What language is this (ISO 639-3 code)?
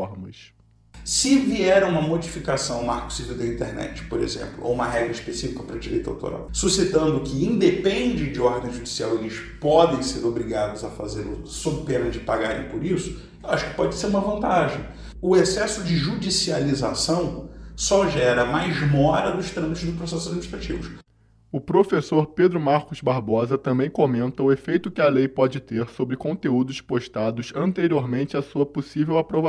por